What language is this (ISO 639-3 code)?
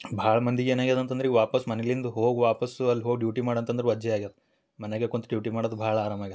kan